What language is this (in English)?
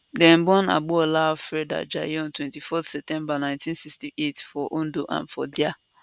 Nigerian Pidgin